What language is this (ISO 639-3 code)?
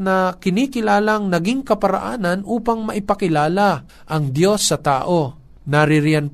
fil